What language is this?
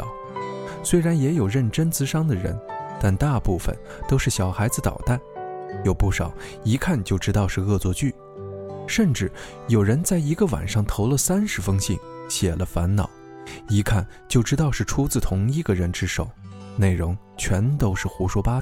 Chinese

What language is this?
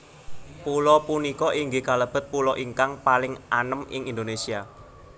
Javanese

